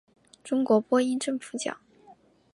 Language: Chinese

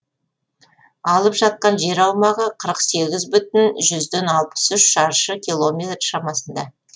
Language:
Kazakh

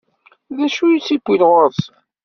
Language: Kabyle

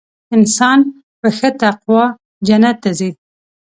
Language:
Pashto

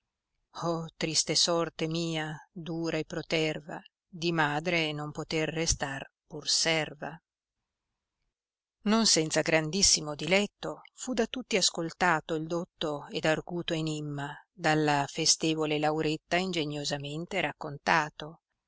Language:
Italian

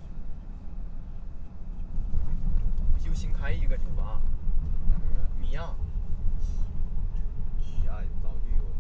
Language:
Chinese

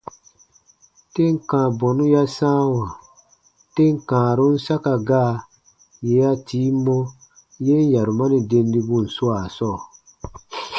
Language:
Baatonum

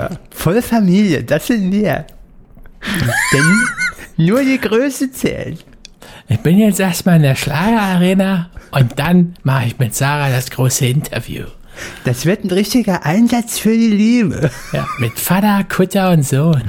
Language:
German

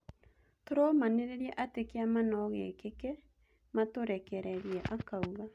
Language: Kikuyu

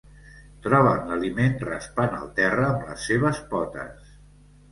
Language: Catalan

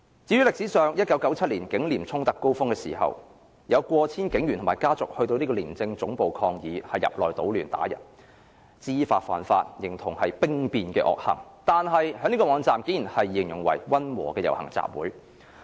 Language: Cantonese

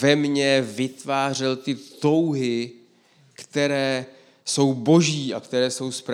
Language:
Czech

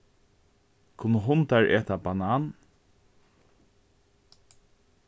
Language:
Faroese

